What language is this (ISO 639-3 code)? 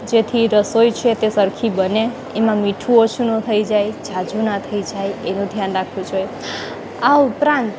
guj